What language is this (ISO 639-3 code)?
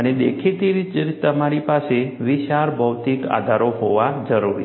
guj